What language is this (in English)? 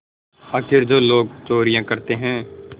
Hindi